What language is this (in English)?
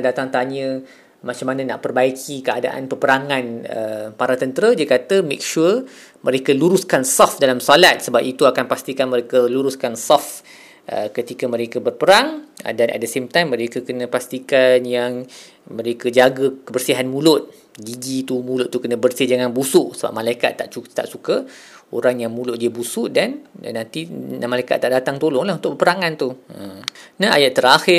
Malay